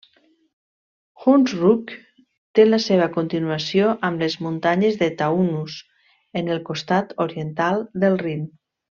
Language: Catalan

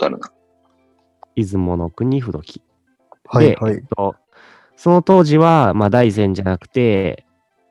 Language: Japanese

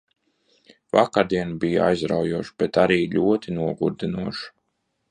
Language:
Latvian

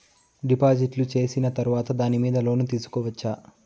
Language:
Telugu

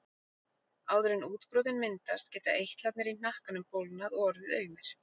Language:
Icelandic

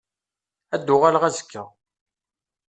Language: Kabyle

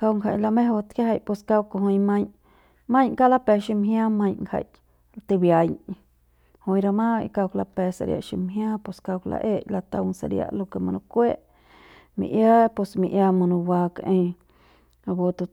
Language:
Central Pame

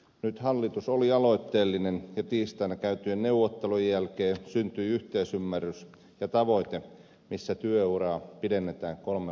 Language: Finnish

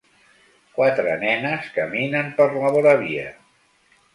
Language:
Catalan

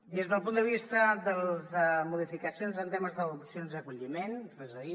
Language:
Catalan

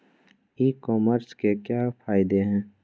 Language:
Magahi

